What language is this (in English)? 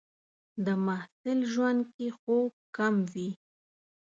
Pashto